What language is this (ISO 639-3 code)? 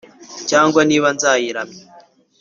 kin